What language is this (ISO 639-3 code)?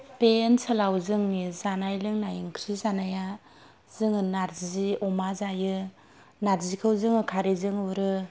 brx